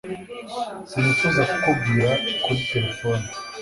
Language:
Kinyarwanda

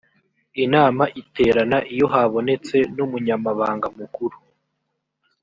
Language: Kinyarwanda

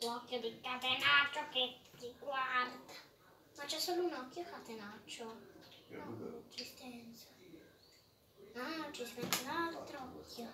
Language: Italian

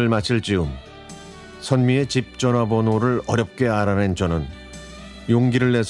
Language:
Korean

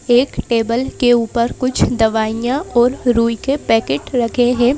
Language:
Hindi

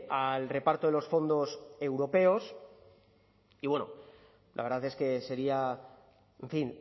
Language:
Spanish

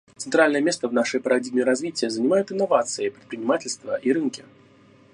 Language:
Russian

